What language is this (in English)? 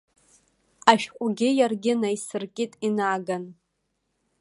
Abkhazian